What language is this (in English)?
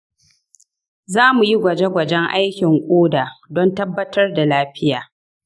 Hausa